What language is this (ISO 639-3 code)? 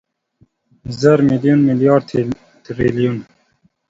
pus